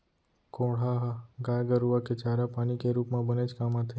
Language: Chhattisgarhi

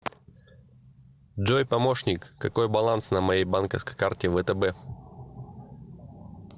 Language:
Russian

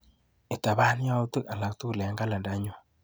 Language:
Kalenjin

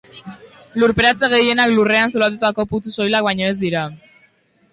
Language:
Basque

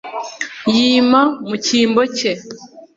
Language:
Kinyarwanda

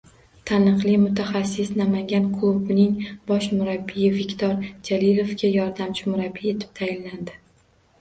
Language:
Uzbek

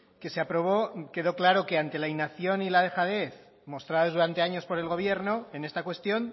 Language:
Spanish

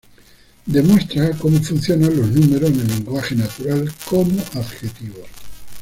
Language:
Spanish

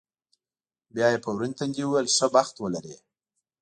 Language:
Pashto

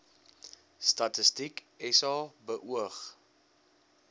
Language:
Afrikaans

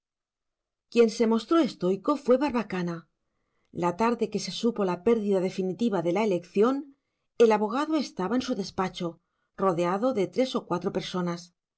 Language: Spanish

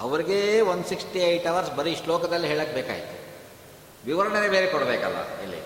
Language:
Kannada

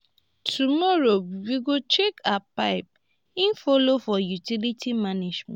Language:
Nigerian Pidgin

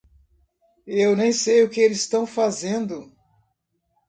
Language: Portuguese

